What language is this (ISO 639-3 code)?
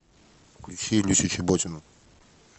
rus